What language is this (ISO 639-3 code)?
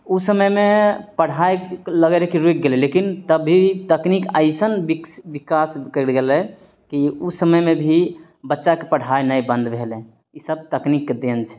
mai